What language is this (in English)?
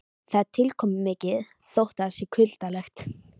Icelandic